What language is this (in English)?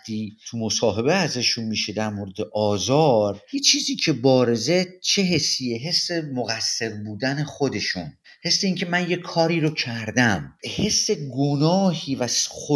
Persian